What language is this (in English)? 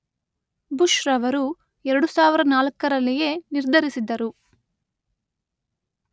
Kannada